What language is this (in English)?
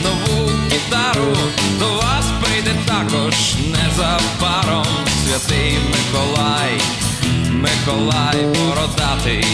Ukrainian